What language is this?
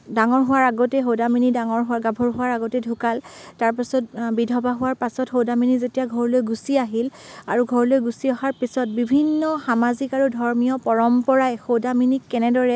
Assamese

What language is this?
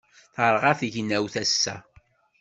Kabyle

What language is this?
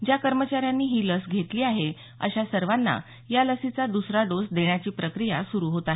Marathi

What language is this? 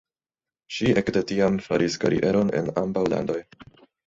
Esperanto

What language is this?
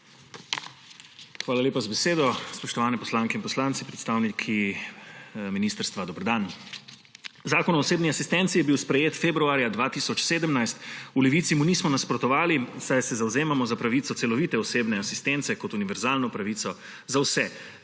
Slovenian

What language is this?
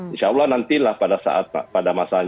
Indonesian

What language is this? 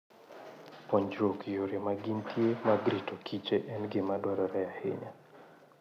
Luo (Kenya and Tanzania)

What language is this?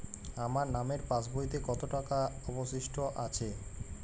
Bangla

